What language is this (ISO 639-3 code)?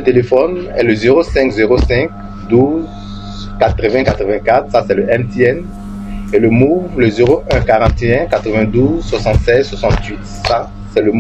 fra